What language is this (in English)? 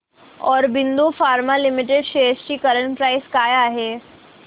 Marathi